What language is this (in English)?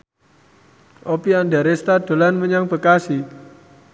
Javanese